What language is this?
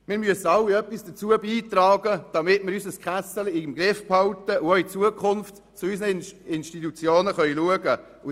Swiss German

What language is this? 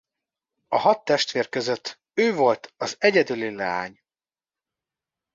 Hungarian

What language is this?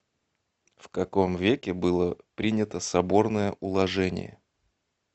Russian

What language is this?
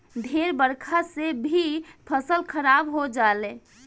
Bhojpuri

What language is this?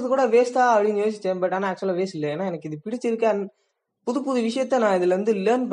Tamil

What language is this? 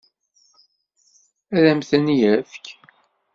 Kabyle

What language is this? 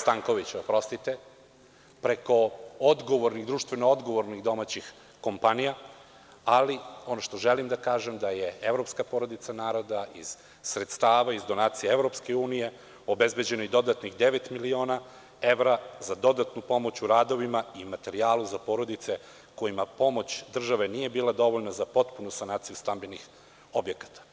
Serbian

